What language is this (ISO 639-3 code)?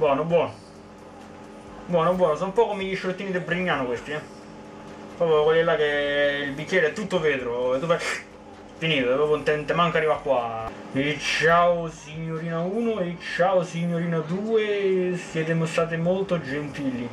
ita